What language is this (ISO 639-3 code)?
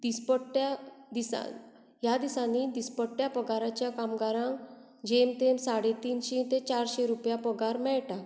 kok